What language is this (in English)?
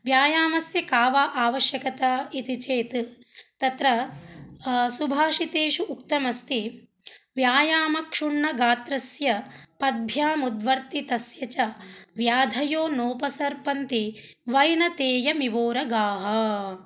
Sanskrit